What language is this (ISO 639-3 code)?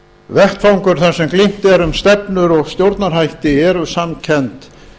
isl